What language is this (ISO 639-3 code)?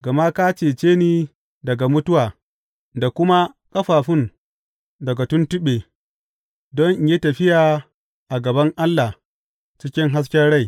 hau